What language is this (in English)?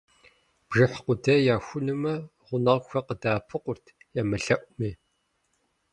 Kabardian